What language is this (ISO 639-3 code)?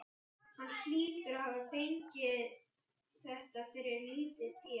isl